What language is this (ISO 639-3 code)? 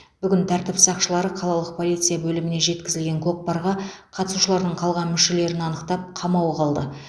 kaz